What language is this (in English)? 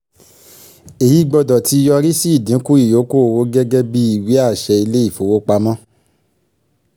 Yoruba